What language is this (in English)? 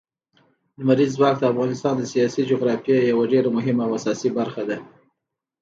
Pashto